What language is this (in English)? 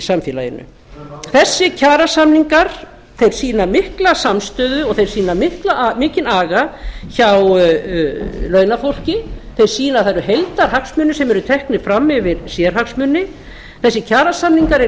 Icelandic